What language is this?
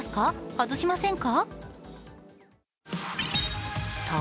Japanese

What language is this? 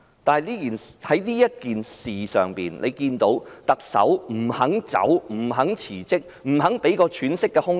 Cantonese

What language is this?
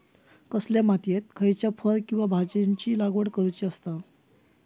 Marathi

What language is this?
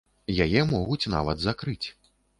Belarusian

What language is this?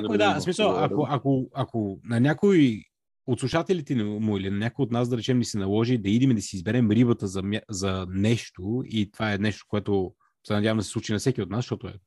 Bulgarian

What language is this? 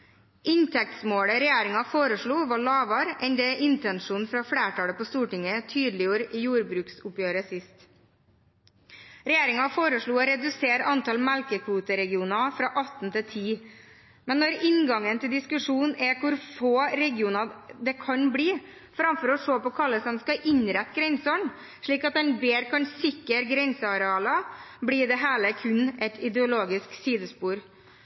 Norwegian Bokmål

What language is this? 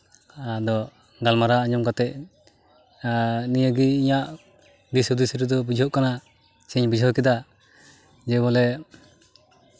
Santali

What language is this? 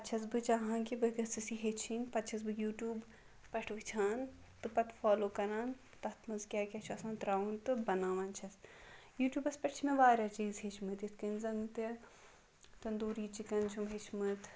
Kashmiri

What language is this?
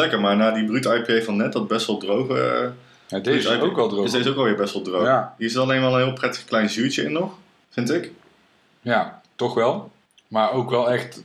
Dutch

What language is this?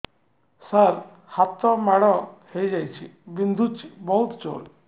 Odia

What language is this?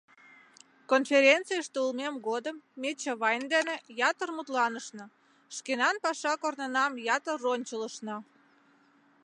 Mari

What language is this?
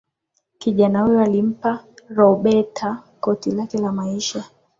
Swahili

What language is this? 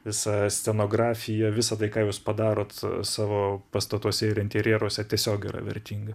Lithuanian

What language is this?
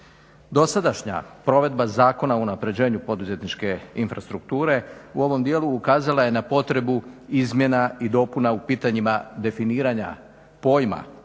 Croatian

